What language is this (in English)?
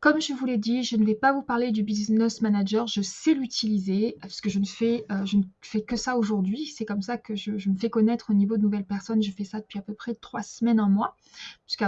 French